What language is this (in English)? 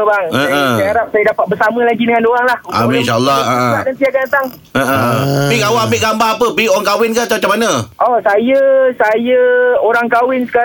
Malay